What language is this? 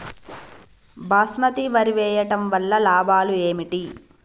Telugu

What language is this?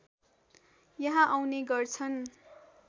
Nepali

